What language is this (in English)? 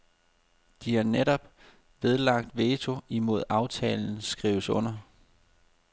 Danish